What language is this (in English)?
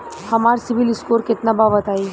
Bhojpuri